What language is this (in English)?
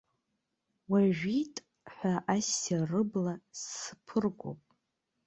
Abkhazian